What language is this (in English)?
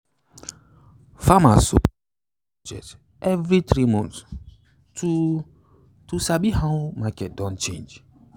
Nigerian Pidgin